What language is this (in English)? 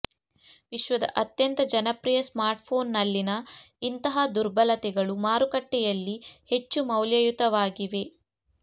Kannada